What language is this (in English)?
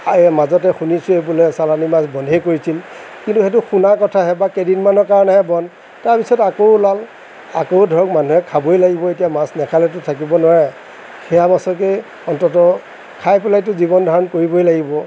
Assamese